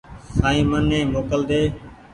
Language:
Goaria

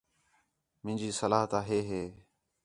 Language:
Khetrani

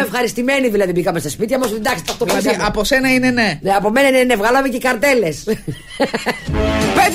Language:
Greek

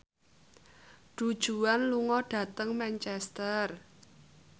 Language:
Javanese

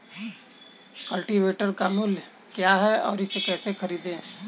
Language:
Hindi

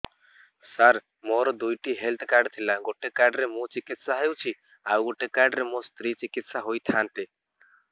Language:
Odia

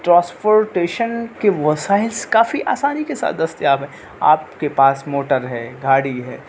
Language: Urdu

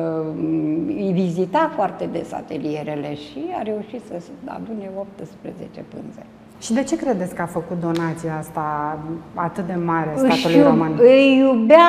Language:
Romanian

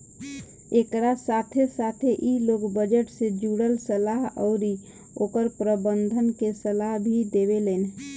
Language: Bhojpuri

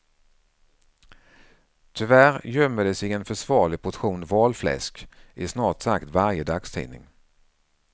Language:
Swedish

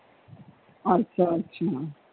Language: Punjabi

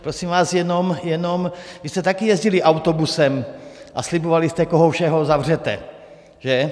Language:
Czech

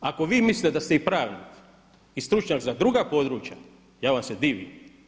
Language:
Croatian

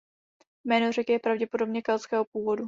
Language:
Czech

